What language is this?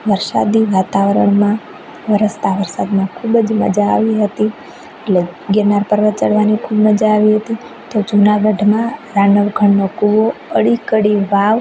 Gujarati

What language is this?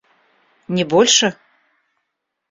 Russian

